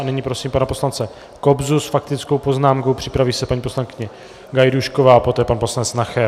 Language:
Czech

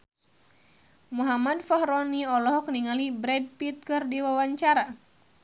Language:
Sundanese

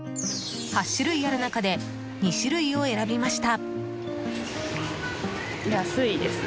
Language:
Japanese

